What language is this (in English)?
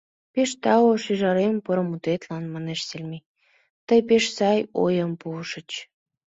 Mari